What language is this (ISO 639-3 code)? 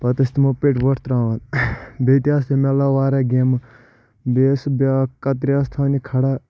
kas